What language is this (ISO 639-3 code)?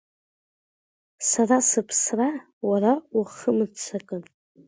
abk